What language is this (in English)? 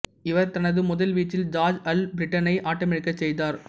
Tamil